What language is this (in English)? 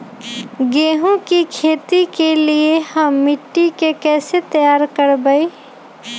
Magahi